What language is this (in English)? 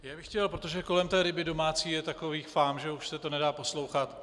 Czech